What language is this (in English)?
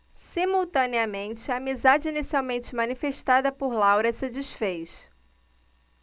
Portuguese